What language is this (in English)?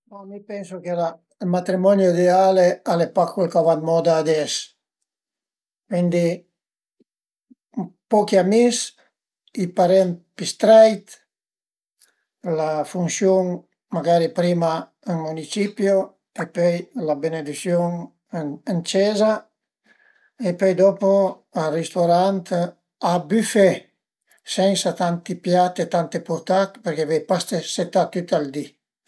Piedmontese